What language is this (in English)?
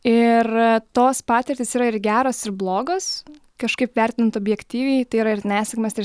Lithuanian